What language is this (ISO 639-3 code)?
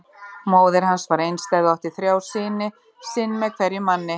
isl